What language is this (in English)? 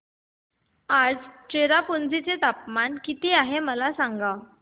Marathi